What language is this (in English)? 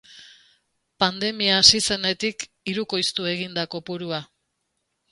Basque